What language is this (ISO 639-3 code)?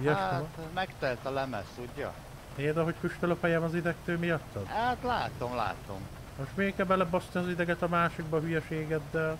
hun